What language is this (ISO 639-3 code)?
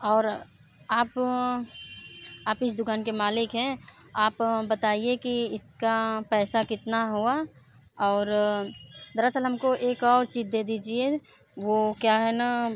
hin